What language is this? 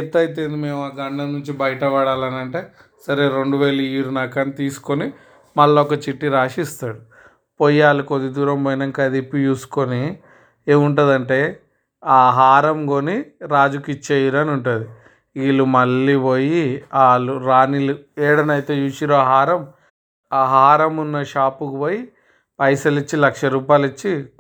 Telugu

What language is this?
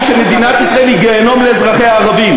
Hebrew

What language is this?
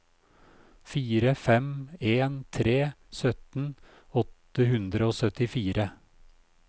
Norwegian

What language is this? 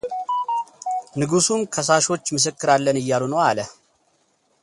Amharic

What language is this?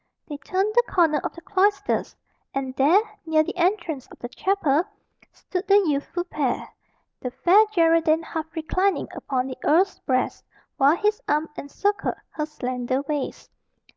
English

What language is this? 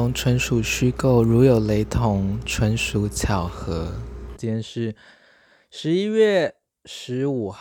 Chinese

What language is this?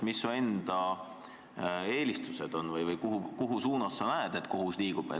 Estonian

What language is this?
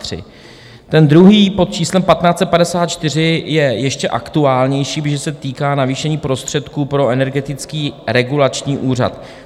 Czech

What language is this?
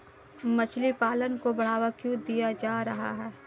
Hindi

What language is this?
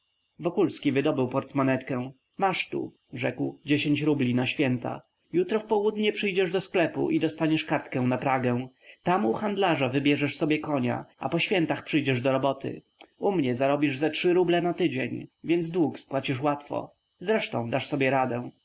Polish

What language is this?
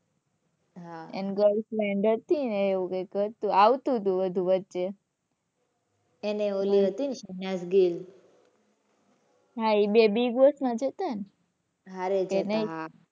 Gujarati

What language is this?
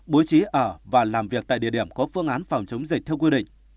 Vietnamese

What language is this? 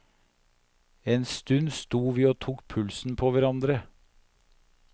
Norwegian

